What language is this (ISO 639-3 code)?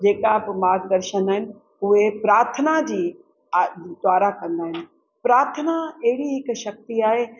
snd